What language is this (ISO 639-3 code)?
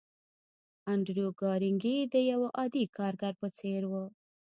pus